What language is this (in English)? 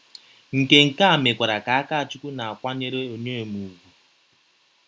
Igbo